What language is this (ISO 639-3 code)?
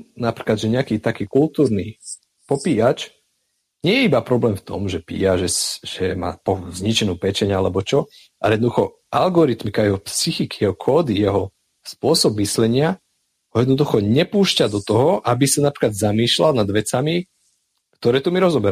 slk